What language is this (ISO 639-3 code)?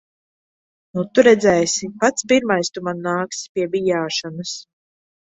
lav